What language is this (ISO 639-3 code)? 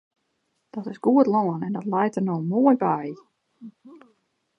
fry